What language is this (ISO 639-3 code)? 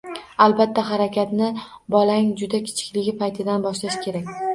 uzb